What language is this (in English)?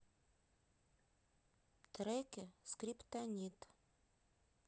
Russian